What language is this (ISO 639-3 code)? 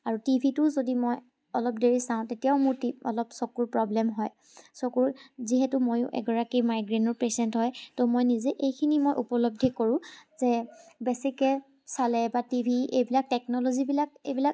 asm